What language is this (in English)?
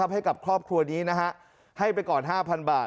Thai